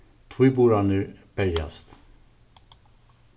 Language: Faroese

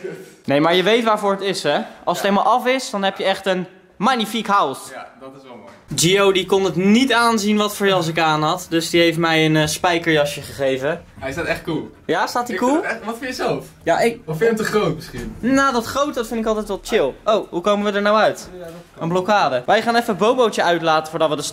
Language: Dutch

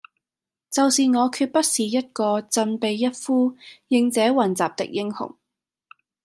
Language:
Cantonese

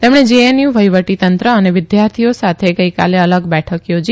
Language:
Gujarati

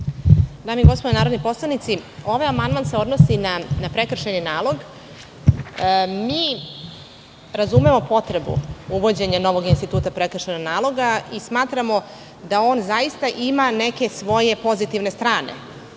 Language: Serbian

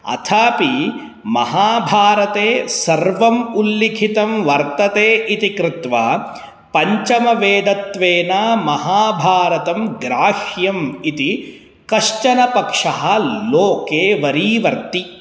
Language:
Sanskrit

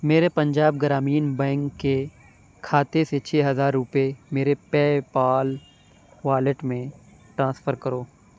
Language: Urdu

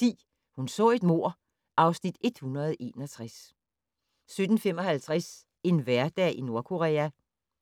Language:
Danish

